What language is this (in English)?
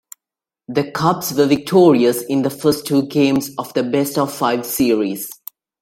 English